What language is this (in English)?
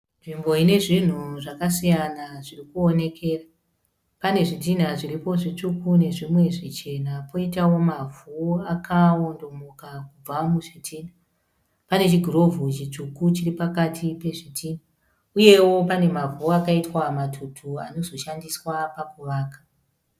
Shona